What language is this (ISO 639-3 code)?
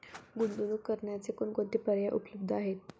mar